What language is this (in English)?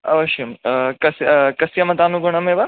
Sanskrit